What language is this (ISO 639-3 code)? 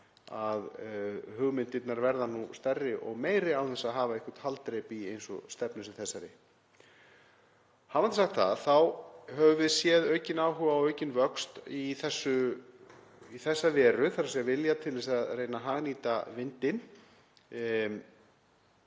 isl